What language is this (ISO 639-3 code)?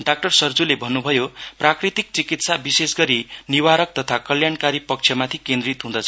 nep